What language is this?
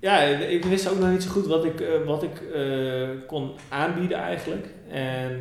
Dutch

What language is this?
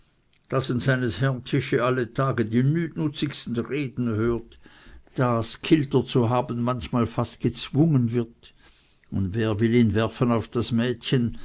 German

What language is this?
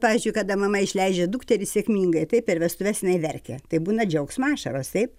Lithuanian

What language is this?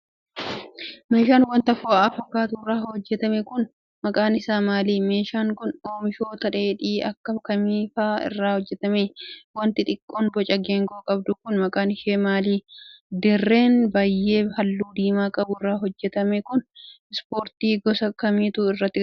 Oromo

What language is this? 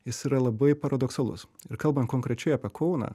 Lithuanian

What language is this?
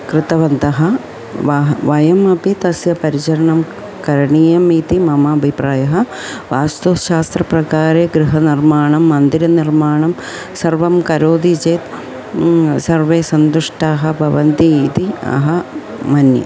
Sanskrit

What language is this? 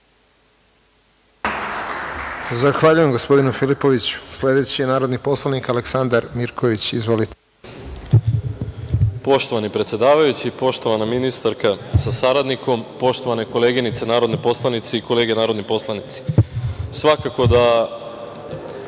Serbian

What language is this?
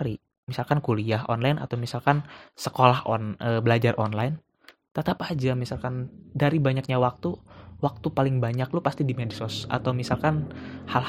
Indonesian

